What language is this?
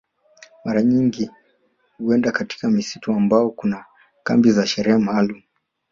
Swahili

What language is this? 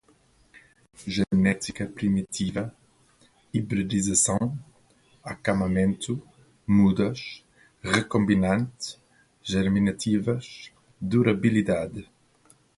Portuguese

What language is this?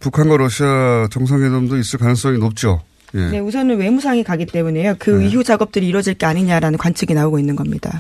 Korean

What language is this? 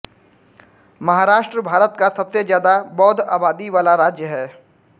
Hindi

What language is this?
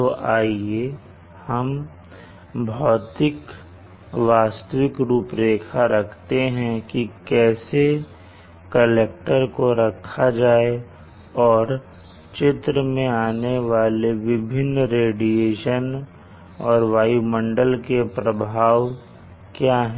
Hindi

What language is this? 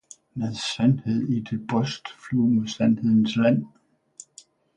Danish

